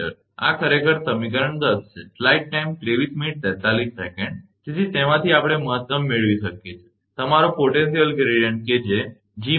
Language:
Gujarati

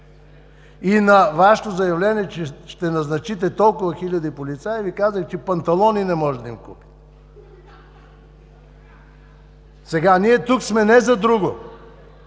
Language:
Bulgarian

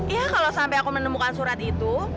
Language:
Indonesian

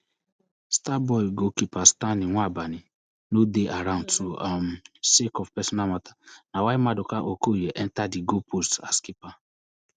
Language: Nigerian Pidgin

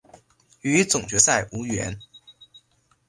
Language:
Chinese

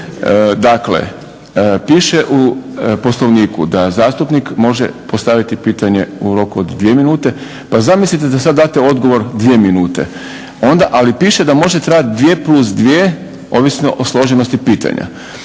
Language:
Croatian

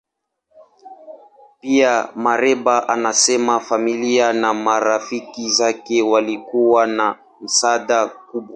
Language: Swahili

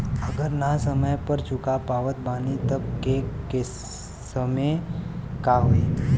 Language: Bhojpuri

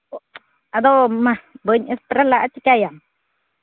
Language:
Santali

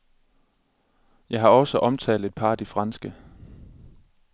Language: Danish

